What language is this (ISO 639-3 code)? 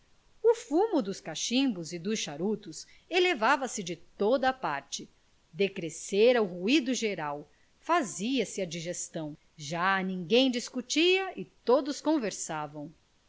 por